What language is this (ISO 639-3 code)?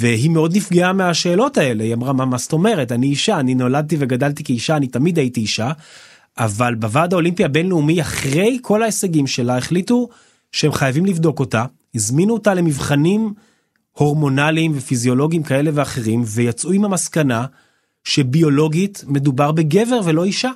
heb